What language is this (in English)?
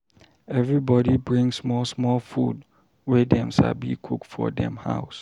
Nigerian Pidgin